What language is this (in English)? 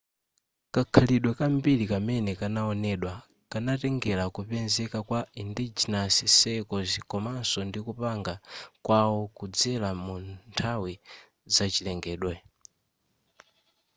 Nyanja